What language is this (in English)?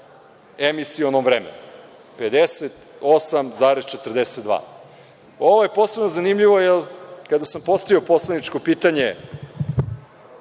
Serbian